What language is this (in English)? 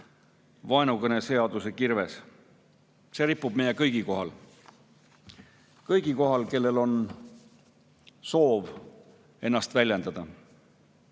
Estonian